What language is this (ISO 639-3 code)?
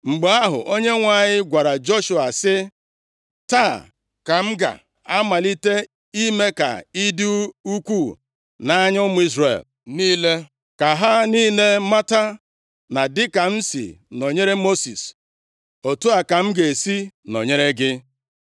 ibo